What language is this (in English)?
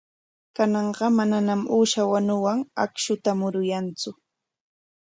Corongo Ancash Quechua